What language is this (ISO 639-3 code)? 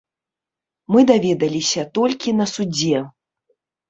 bel